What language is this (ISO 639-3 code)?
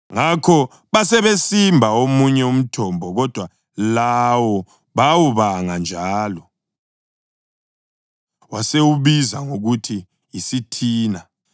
nde